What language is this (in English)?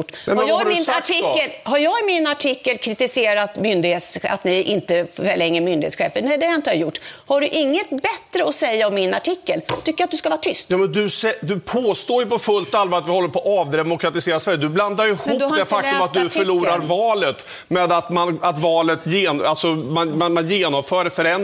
Swedish